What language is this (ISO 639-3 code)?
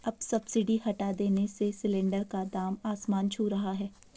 hin